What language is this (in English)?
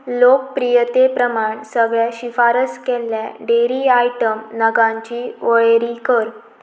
Konkani